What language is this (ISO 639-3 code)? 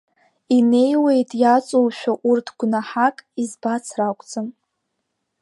abk